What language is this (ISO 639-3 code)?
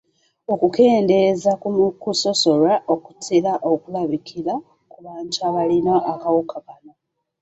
lug